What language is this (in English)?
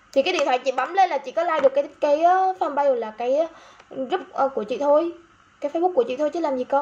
Vietnamese